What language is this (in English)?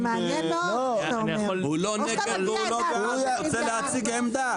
Hebrew